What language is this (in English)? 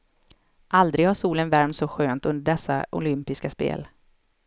Swedish